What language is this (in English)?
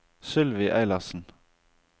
Norwegian